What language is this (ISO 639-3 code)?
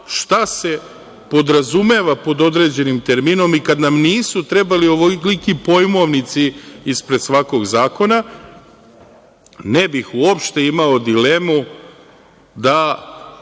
srp